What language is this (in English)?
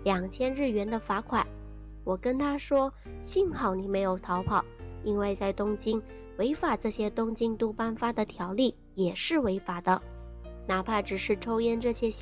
Chinese